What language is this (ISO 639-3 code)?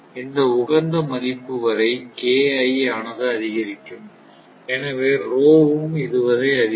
tam